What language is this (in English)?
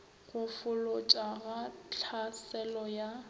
Northern Sotho